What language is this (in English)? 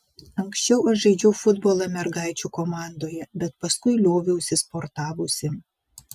Lithuanian